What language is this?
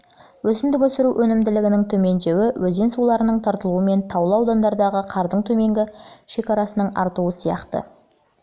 Kazakh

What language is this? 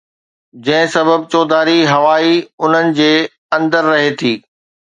Sindhi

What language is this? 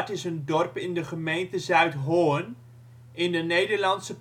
Dutch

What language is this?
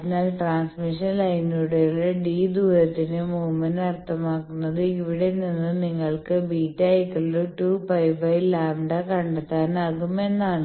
Malayalam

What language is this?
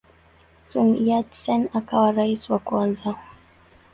Swahili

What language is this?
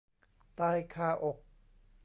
Thai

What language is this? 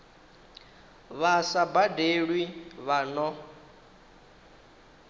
Venda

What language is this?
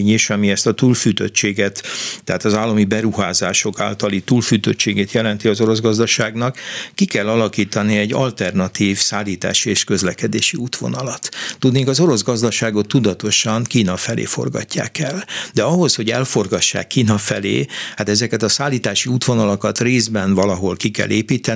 Hungarian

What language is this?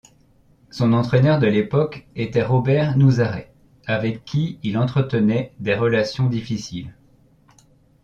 French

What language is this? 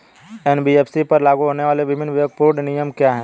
Hindi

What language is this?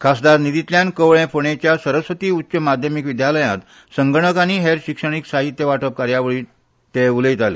Konkani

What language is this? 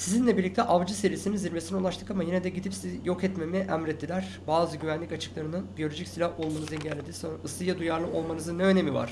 Turkish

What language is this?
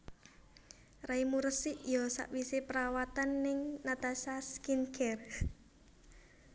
Javanese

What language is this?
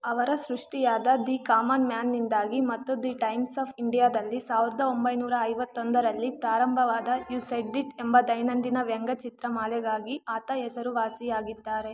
Kannada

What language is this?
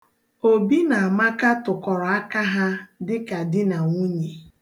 Igbo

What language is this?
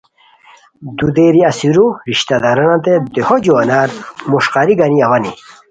Khowar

